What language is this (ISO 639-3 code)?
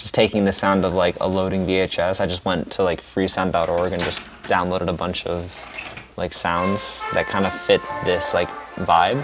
eng